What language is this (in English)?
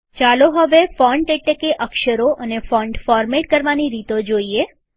Gujarati